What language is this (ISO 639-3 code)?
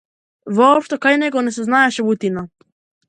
mkd